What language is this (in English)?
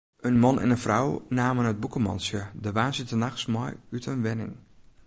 Western Frisian